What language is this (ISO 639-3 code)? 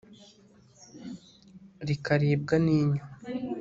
kin